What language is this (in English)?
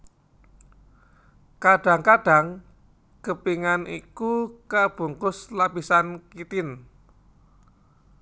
Javanese